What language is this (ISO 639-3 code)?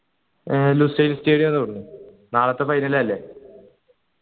mal